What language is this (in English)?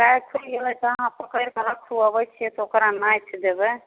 Maithili